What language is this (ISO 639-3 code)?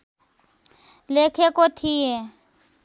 nep